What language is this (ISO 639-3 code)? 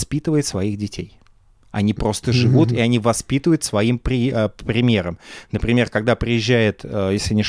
rus